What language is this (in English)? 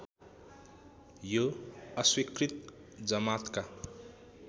Nepali